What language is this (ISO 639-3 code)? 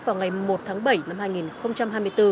vie